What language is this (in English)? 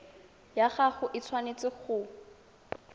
Tswana